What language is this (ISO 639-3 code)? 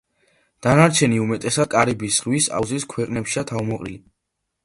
kat